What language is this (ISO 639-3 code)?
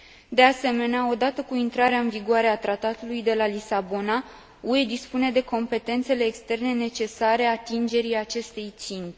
ron